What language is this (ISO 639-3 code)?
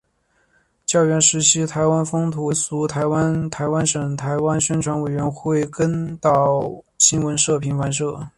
zho